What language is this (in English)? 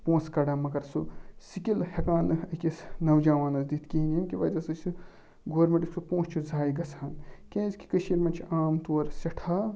Kashmiri